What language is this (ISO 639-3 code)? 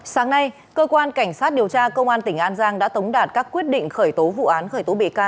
vie